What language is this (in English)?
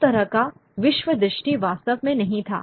Hindi